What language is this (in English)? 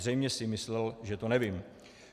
Czech